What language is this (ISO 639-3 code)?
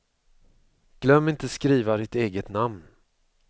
swe